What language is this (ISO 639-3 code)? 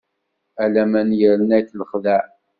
kab